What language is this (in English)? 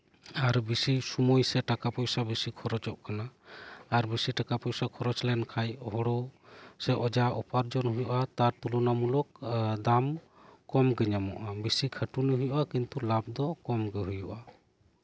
Santali